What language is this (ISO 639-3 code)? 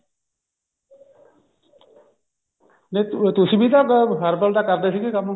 pan